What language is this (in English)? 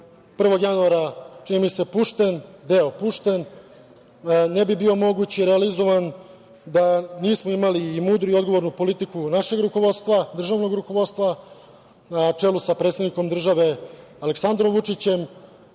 Serbian